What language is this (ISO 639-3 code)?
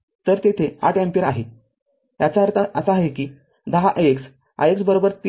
mar